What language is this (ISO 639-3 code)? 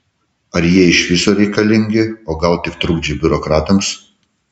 lit